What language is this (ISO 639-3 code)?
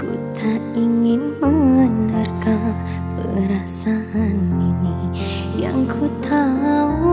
ind